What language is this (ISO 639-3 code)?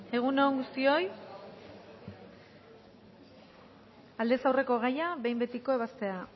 eus